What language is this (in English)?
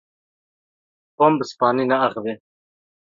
Kurdish